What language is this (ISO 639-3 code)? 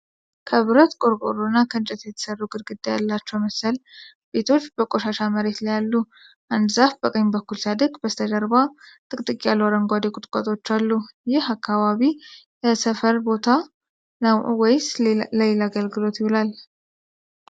amh